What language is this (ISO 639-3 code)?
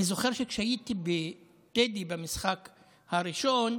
heb